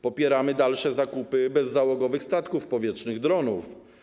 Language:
Polish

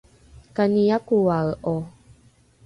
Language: Rukai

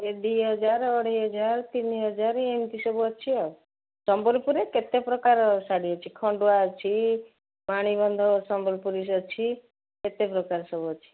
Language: Odia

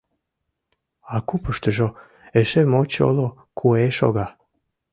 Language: Mari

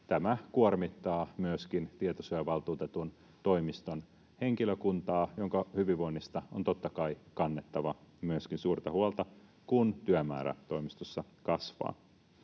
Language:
Finnish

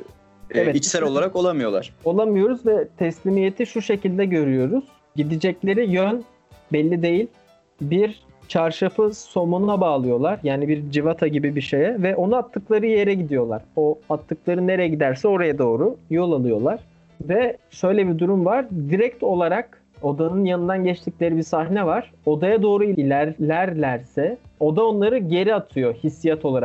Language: Turkish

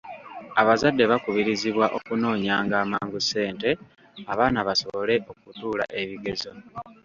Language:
Ganda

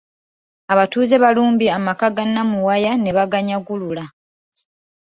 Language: Ganda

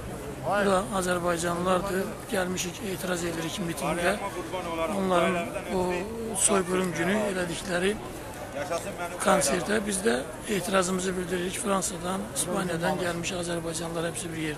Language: Turkish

